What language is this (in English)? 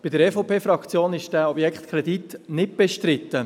Swiss German